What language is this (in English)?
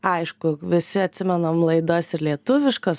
Lithuanian